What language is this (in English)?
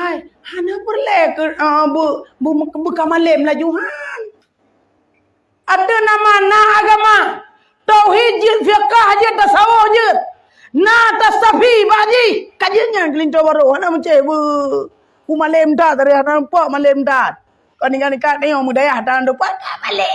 Malay